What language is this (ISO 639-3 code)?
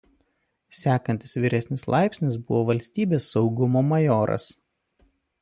lit